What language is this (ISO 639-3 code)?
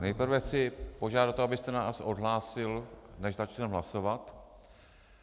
ces